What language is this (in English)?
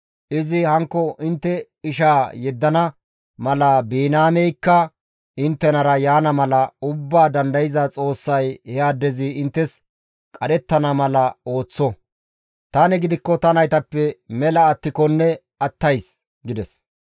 Gamo